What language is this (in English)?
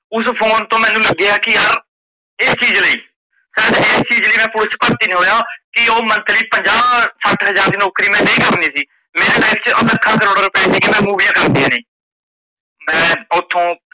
Punjabi